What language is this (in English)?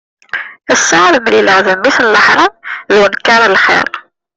Kabyle